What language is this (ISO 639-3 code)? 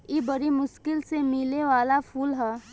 bho